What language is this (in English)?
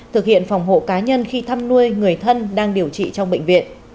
Vietnamese